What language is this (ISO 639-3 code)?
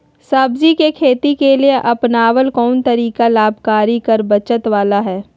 mag